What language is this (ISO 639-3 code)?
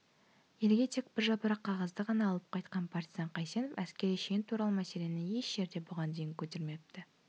kaz